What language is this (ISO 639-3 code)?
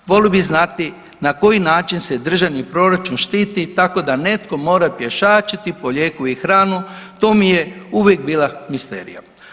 hrv